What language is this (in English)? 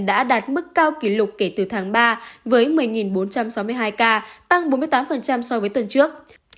Vietnamese